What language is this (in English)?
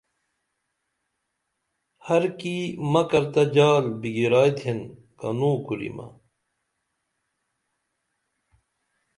Dameli